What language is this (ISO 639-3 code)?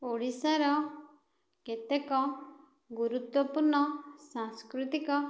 ori